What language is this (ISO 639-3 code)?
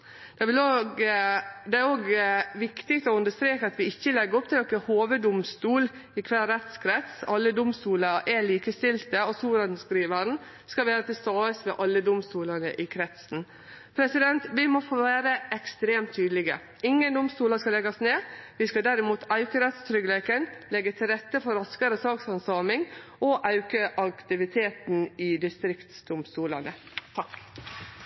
nno